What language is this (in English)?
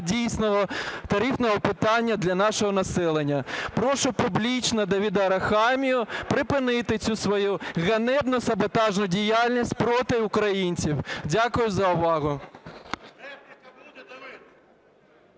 Ukrainian